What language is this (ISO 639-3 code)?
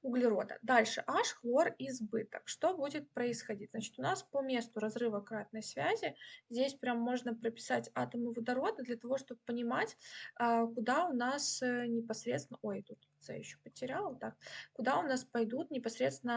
rus